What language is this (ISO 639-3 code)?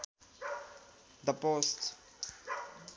nep